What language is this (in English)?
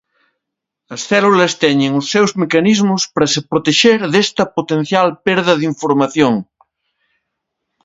Galician